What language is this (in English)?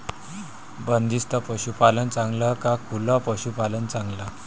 Marathi